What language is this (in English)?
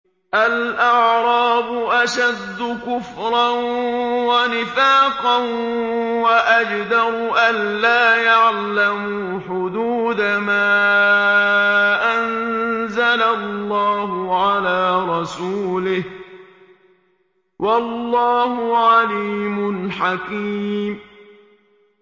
Arabic